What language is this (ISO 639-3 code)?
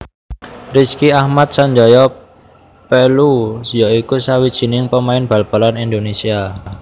jav